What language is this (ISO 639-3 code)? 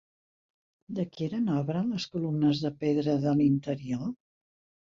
cat